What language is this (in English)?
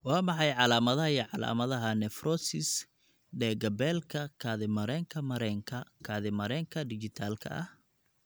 Somali